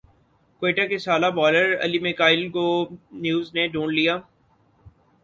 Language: Urdu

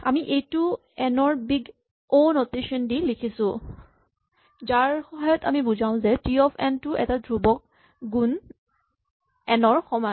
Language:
Assamese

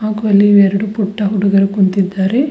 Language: Kannada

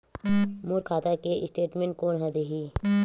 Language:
Chhattisgarhi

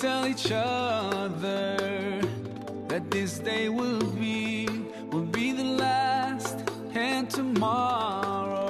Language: Greek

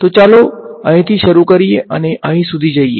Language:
Gujarati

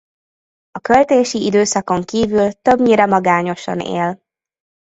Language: Hungarian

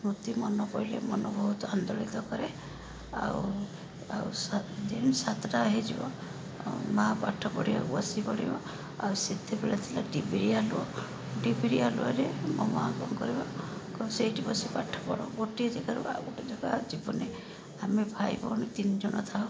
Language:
Odia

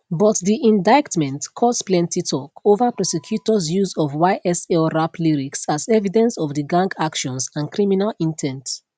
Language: Nigerian Pidgin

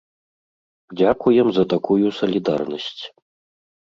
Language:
Belarusian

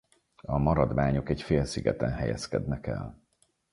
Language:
Hungarian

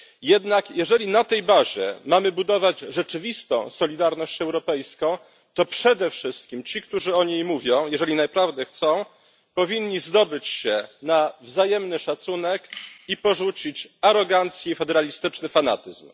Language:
Polish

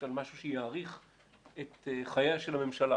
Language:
Hebrew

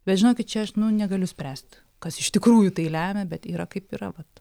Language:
Lithuanian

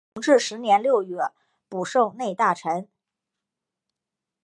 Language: Chinese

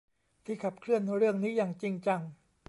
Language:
Thai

